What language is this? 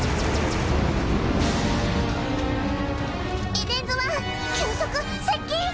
Japanese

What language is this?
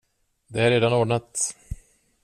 Swedish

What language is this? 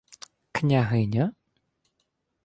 Ukrainian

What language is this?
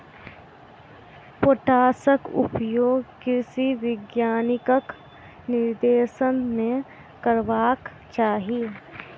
Maithili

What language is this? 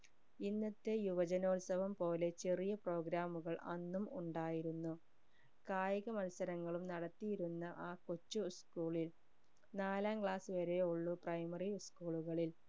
Malayalam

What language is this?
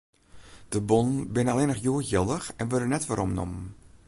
Western Frisian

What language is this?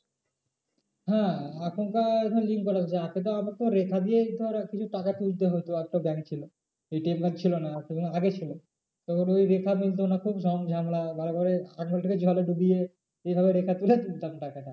Bangla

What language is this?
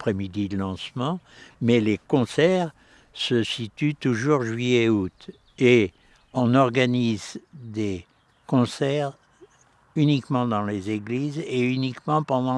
French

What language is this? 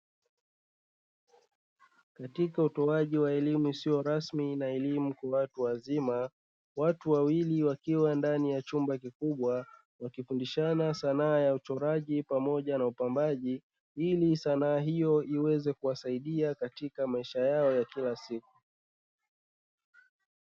Swahili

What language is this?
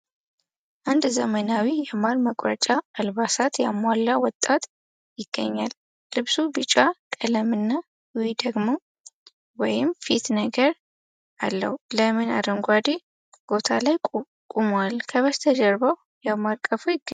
Amharic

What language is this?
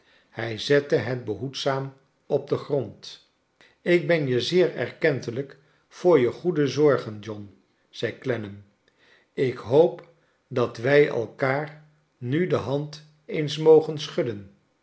Dutch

